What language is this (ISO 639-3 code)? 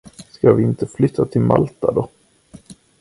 swe